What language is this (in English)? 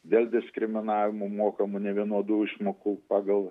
Lithuanian